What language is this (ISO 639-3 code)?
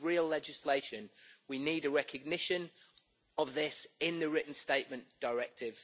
eng